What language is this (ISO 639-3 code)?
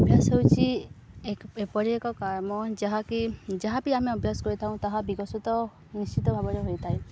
ori